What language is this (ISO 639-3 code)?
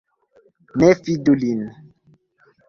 epo